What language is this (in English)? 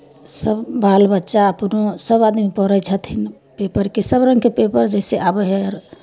Maithili